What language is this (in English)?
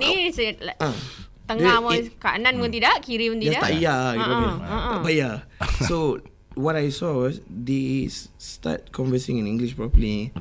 Malay